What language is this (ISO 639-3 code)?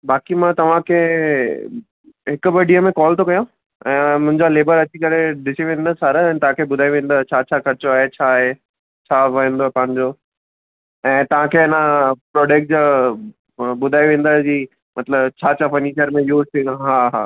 snd